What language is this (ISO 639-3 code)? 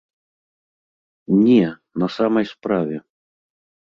bel